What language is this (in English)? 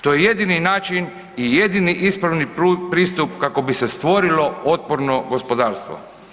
Croatian